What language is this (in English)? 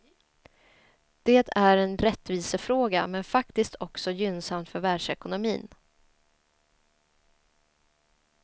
Swedish